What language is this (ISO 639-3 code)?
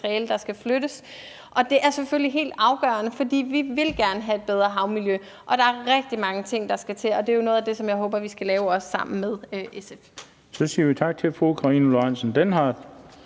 dan